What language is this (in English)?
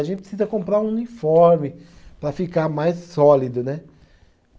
Portuguese